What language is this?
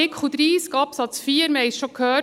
Swiss German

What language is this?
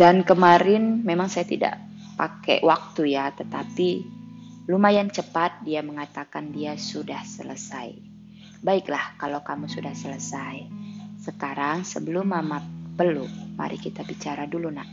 Indonesian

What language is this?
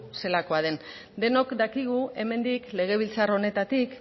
Basque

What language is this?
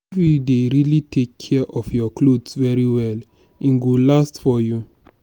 Nigerian Pidgin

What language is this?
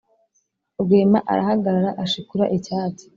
Kinyarwanda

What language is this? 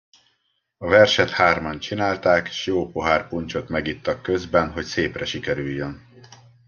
Hungarian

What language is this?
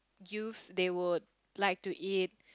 English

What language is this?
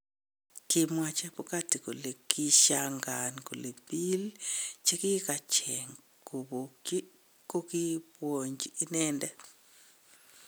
Kalenjin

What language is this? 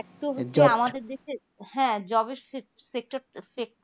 Bangla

